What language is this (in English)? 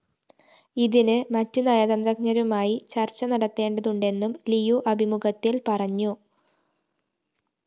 Malayalam